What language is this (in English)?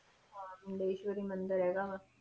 Punjabi